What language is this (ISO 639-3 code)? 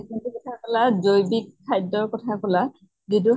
asm